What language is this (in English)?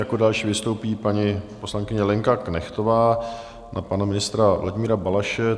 Czech